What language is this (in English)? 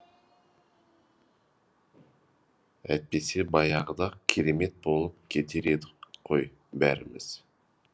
Kazakh